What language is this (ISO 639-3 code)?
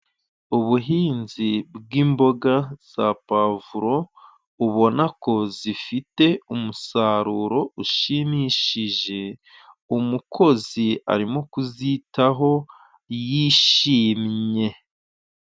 kin